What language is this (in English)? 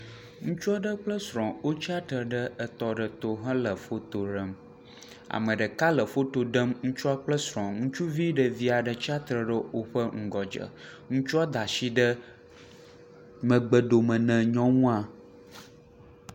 Ewe